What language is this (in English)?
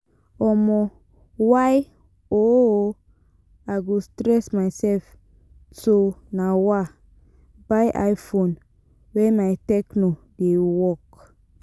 Nigerian Pidgin